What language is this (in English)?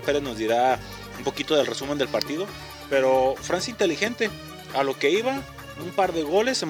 Spanish